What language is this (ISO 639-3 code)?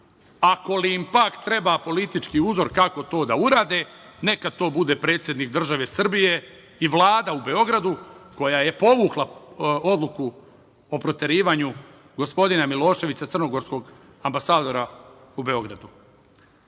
srp